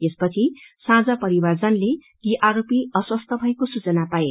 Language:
Nepali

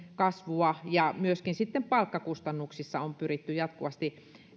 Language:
Finnish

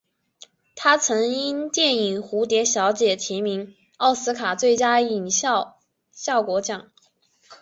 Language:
Chinese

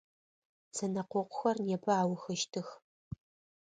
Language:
Adyghe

